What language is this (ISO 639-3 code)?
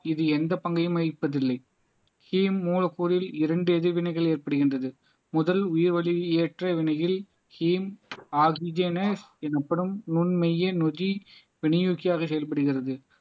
tam